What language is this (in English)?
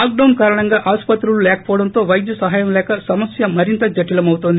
Telugu